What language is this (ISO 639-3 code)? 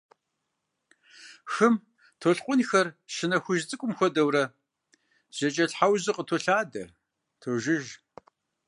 kbd